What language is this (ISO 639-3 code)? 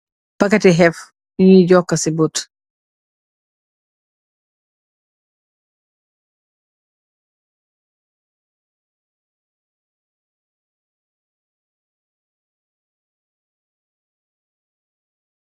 wol